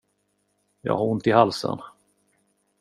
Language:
Swedish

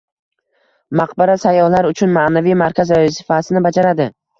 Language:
Uzbek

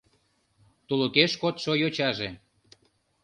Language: Mari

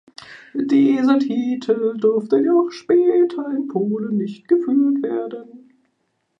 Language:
German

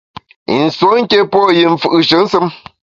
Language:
Bamun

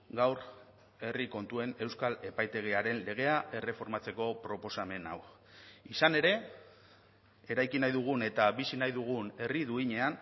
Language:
Basque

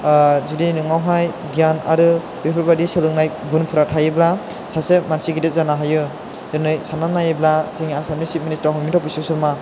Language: Bodo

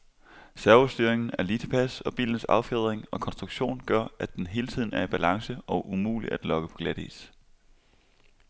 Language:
Danish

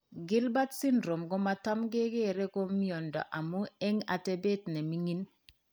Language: Kalenjin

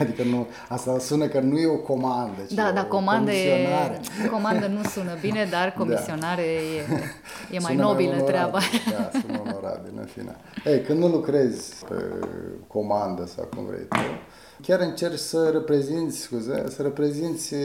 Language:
Romanian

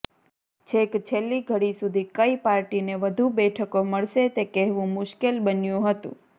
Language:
Gujarati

